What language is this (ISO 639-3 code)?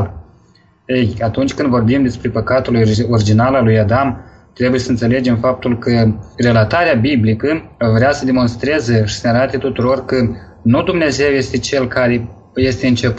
ron